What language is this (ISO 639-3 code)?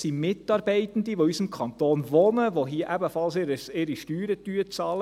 gsw